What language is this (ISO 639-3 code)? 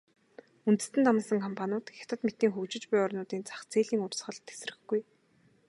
mon